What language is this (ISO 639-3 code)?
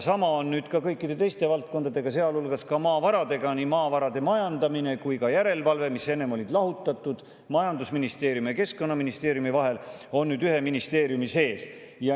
est